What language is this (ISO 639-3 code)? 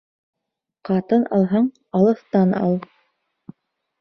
bak